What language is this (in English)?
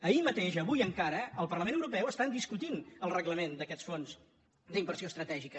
Catalan